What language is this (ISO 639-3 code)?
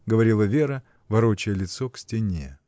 rus